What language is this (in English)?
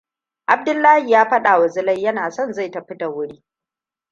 Hausa